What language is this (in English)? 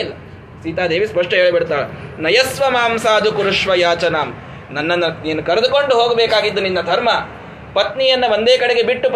Kannada